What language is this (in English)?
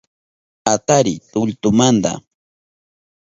Southern Pastaza Quechua